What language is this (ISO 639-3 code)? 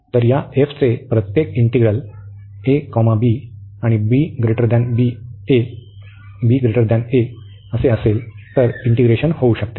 mar